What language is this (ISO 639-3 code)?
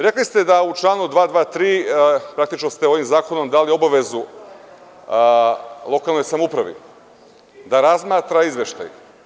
srp